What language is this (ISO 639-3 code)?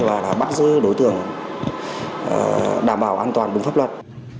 vie